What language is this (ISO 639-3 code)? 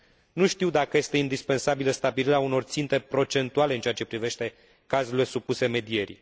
ron